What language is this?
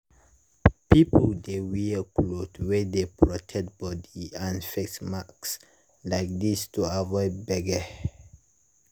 Nigerian Pidgin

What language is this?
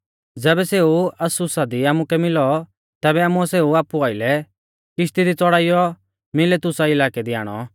Mahasu Pahari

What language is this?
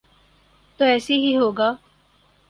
Urdu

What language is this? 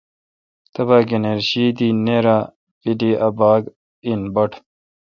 Kalkoti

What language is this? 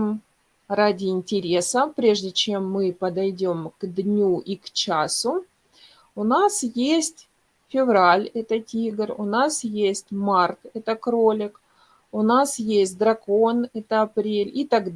Russian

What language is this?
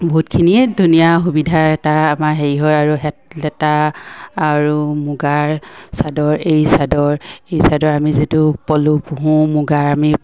Assamese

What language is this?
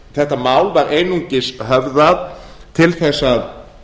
Icelandic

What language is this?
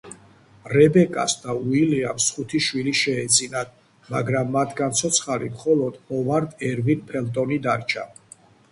Georgian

